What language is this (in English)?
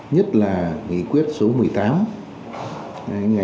Vietnamese